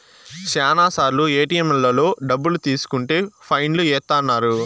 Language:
Telugu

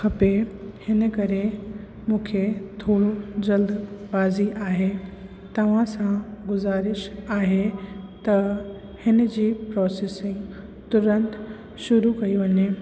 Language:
Sindhi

